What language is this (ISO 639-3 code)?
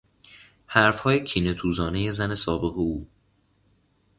fas